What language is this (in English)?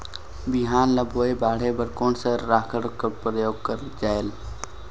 Chhattisgarhi